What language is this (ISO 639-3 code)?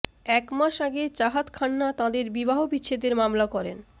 ben